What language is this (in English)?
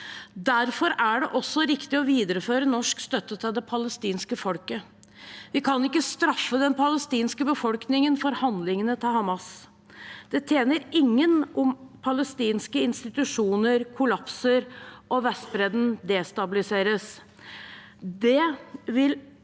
Norwegian